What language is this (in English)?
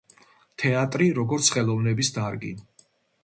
Georgian